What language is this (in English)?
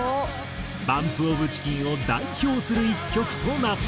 Japanese